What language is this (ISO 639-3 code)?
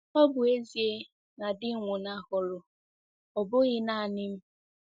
ibo